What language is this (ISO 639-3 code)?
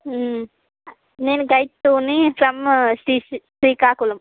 tel